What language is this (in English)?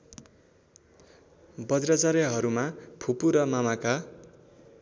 Nepali